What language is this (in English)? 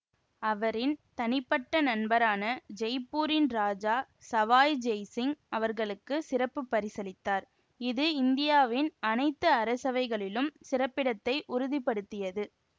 Tamil